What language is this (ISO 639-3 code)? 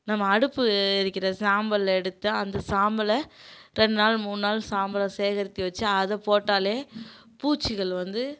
tam